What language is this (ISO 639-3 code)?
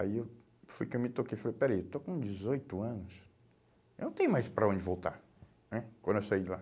por